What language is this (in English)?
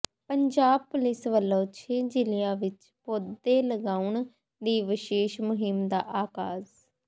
Punjabi